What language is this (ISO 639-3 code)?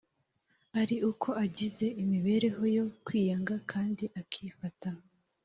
kin